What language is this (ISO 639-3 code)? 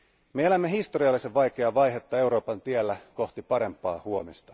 fin